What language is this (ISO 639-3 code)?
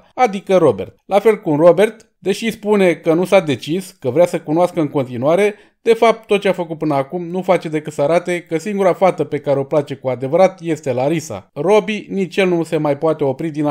ron